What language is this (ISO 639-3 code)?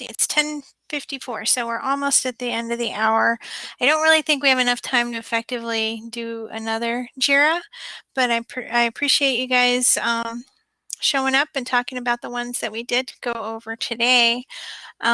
eng